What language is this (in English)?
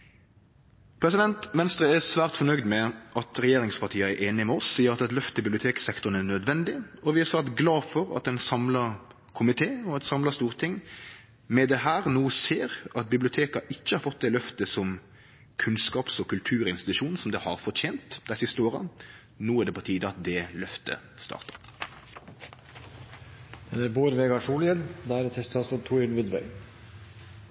Norwegian Nynorsk